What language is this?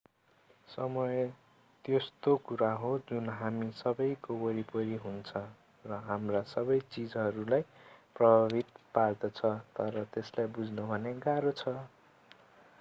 Nepali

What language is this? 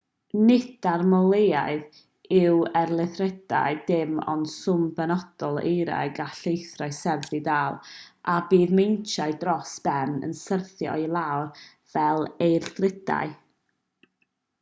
Welsh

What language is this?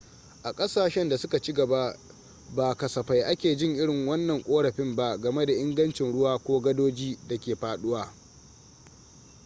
Hausa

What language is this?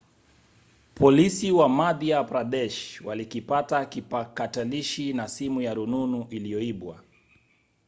Swahili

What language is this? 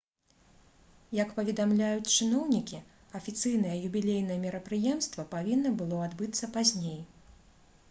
Belarusian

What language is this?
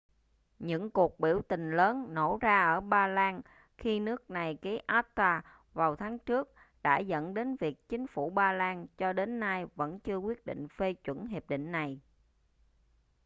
Vietnamese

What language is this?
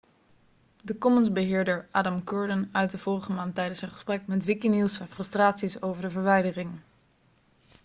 Dutch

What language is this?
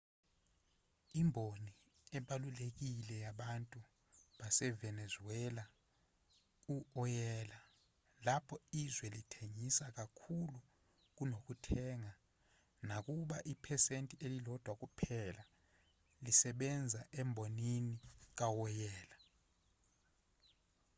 Zulu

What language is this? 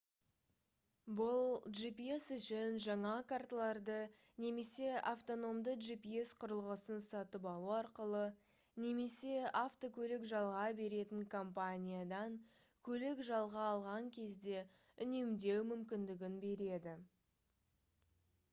Kazakh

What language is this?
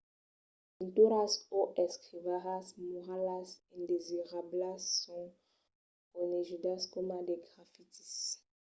Occitan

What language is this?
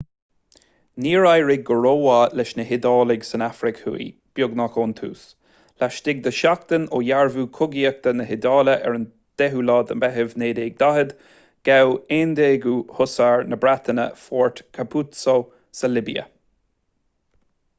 Irish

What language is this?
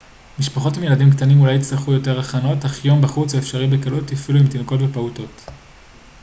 Hebrew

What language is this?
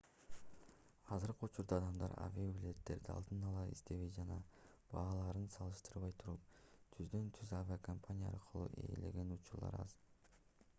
Kyrgyz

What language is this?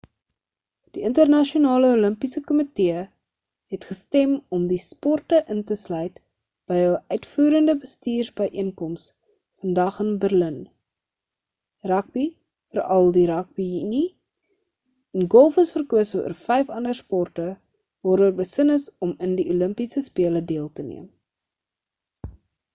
Afrikaans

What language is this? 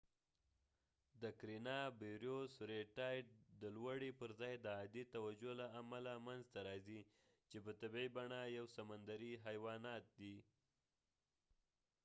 Pashto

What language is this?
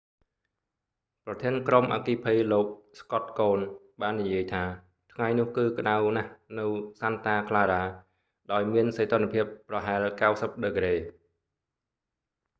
Khmer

